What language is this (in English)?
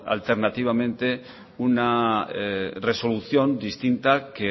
Spanish